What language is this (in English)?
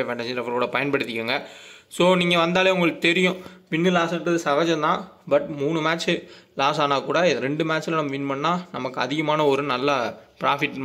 Tamil